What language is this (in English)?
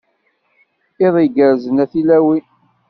Kabyle